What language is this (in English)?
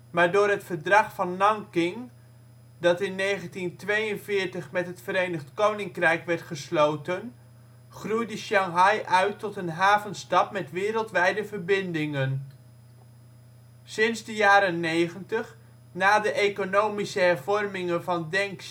Dutch